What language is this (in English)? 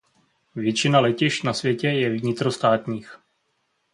Czech